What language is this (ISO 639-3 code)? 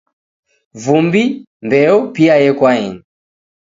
dav